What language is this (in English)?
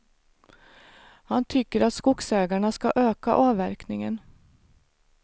Swedish